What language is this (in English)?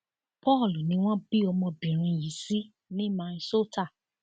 Yoruba